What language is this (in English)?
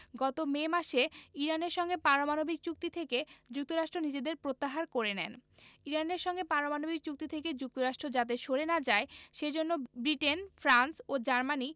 Bangla